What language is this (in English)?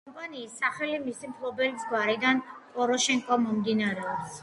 Georgian